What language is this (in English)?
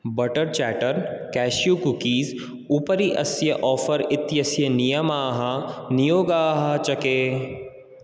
Sanskrit